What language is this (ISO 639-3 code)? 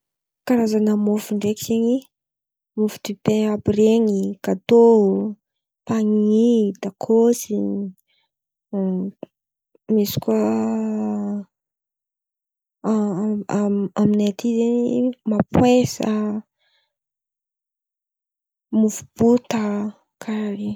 xmv